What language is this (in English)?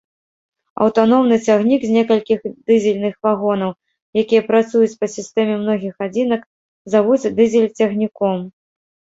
Belarusian